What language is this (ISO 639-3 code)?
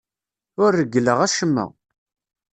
kab